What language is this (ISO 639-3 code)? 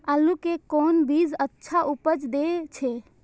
mai